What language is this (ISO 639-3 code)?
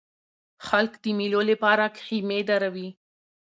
pus